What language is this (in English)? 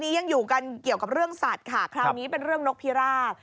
Thai